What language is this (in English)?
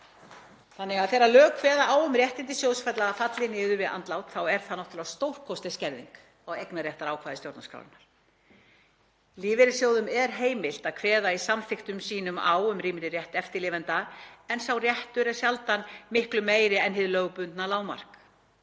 Icelandic